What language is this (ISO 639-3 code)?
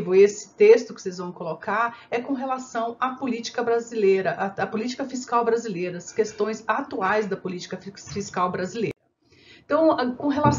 por